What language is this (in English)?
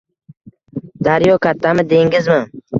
Uzbek